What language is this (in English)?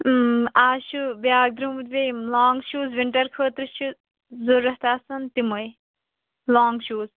Kashmiri